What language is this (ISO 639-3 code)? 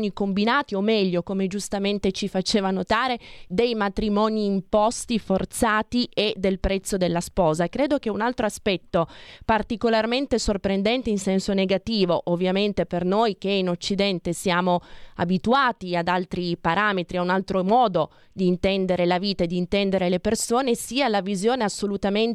ita